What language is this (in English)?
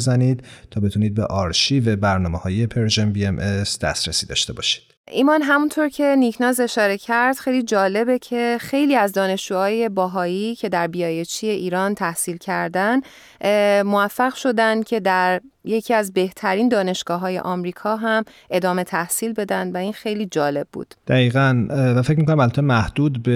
Persian